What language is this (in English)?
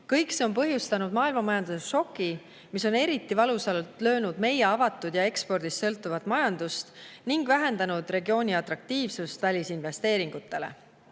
Estonian